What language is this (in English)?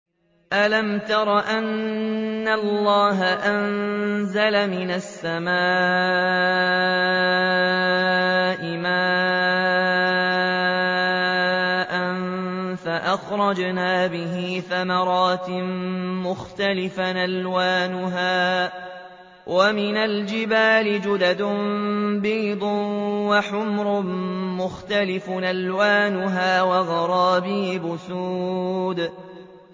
Arabic